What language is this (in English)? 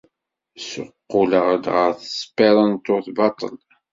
Kabyle